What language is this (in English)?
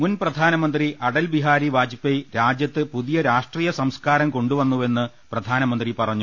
Malayalam